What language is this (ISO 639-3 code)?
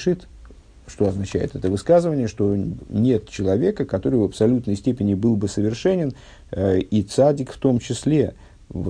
rus